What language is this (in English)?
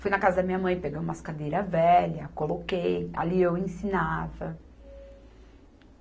Portuguese